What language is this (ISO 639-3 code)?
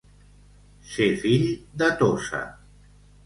cat